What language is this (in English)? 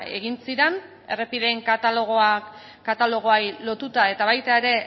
Basque